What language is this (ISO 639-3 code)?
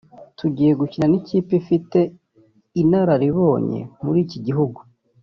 kin